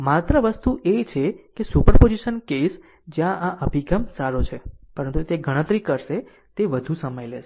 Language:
Gujarati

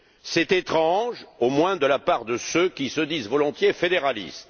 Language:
French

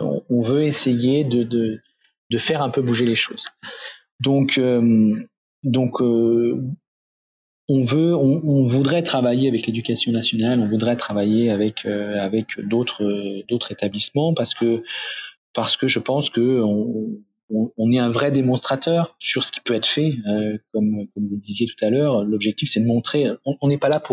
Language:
French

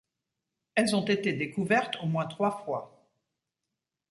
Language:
French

